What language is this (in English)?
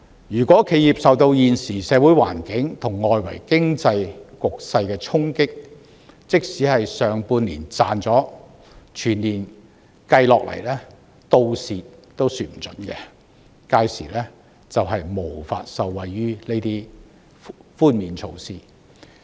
Cantonese